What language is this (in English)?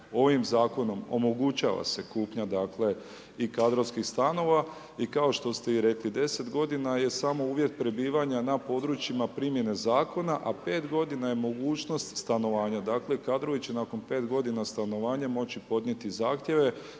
Croatian